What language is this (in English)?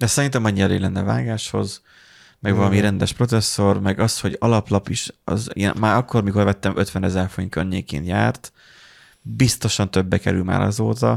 Hungarian